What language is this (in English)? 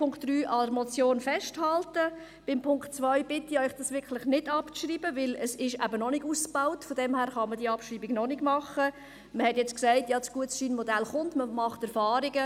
Swiss German